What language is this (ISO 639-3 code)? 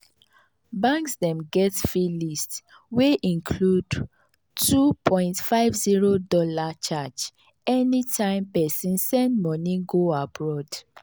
pcm